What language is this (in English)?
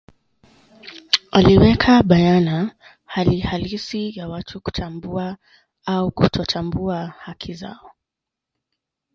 Swahili